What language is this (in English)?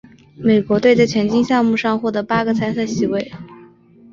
Chinese